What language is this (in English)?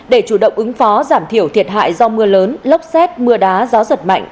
Vietnamese